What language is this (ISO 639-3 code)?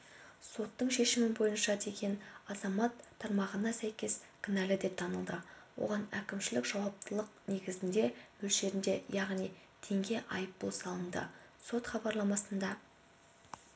kaz